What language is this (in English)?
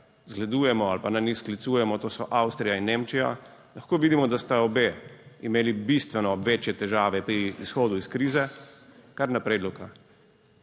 Slovenian